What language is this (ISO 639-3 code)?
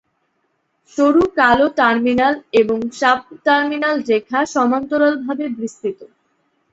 ben